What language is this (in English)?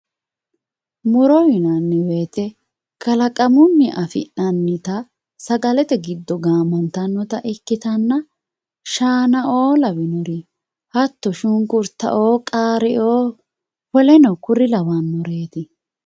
Sidamo